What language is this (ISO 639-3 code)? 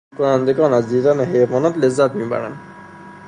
fas